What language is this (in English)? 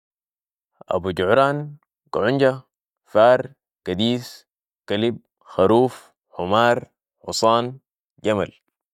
Sudanese Arabic